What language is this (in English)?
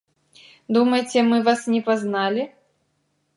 Belarusian